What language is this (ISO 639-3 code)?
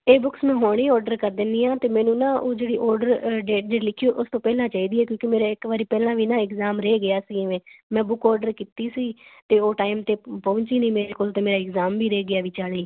pan